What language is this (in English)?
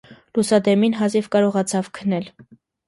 Armenian